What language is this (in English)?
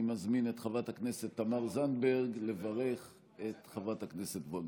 Hebrew